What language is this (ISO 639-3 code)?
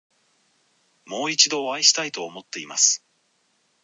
jpn